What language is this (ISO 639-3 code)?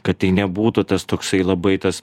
lit